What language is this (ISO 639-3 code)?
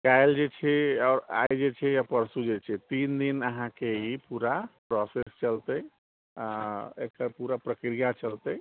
mai